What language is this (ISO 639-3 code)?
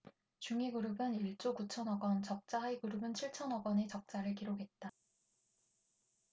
kor